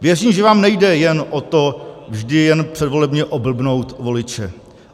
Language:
Czech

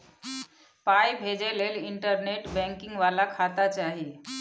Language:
Maithili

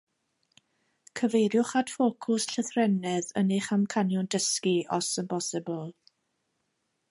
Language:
Welsh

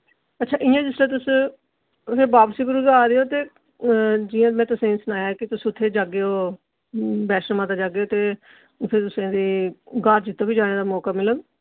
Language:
Dogri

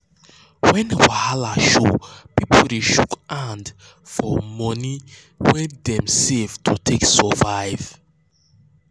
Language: Nigerian Pidgin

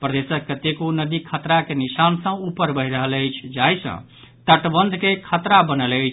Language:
Maithili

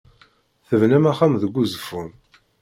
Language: Kabyle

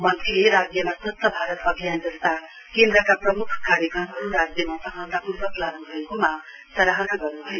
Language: Nepali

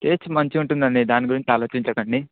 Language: Telugu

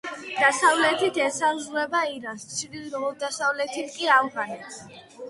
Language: Georgian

